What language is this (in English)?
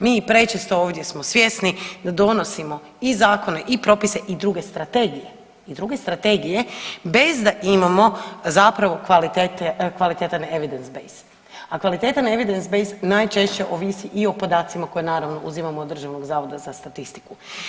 Croatian